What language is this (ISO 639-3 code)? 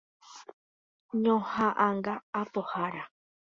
grn